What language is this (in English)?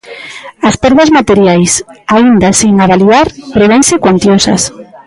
Galician